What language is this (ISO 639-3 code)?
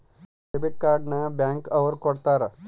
kan